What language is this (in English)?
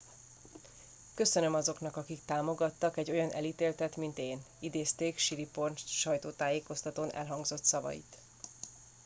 Hungarian